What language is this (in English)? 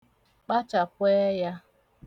Igbo